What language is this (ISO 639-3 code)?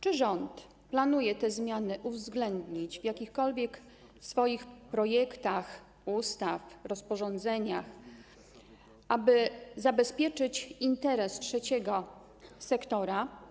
pol